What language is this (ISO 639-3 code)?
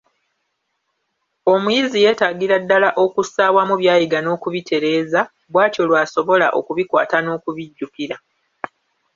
lug